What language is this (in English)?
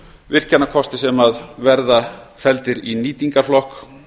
Icelandic